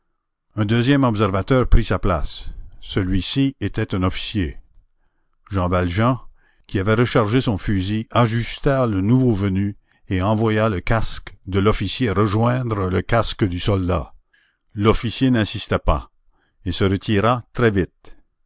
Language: French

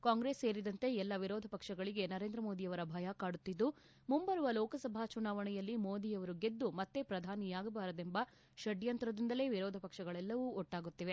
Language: Kannada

